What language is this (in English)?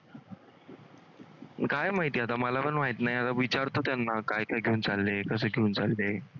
Marathi